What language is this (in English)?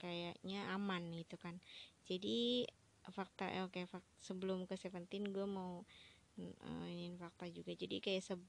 Indonesian